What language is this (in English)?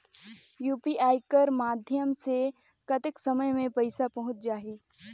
Chhattisgarhi